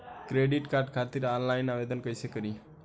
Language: Bhojpuri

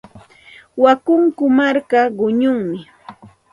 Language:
Santa Ana de Tusi Pasco Quechua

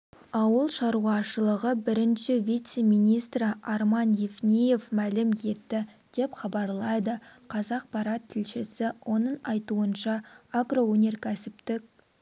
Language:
Kazakh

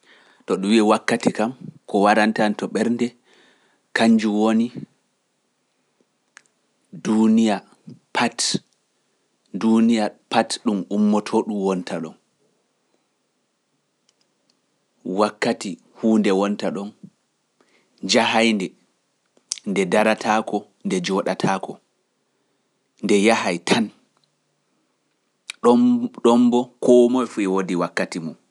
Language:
Pular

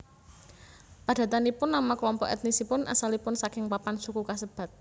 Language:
Javanese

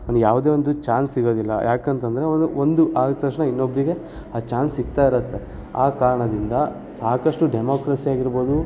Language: Kannada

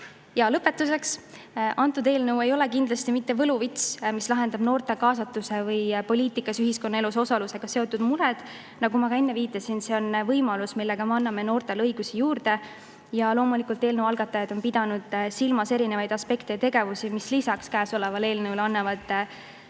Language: Estonian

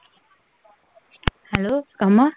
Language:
Punjabi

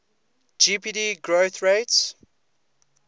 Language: English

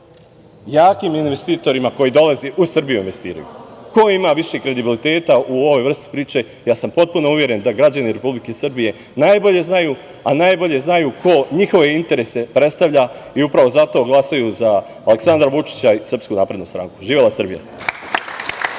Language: Serbian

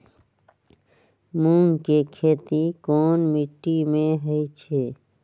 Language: Magahi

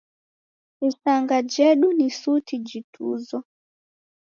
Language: Taita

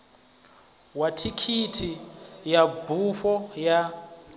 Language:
Venda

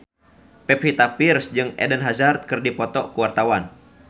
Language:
Sundanese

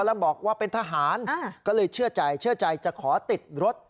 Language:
Thai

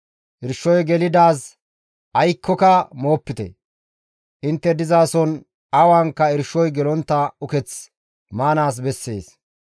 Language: Gamo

